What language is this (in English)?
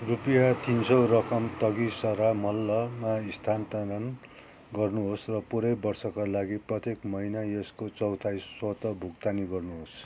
Nepali